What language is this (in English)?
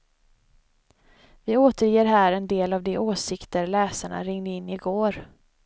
Swedish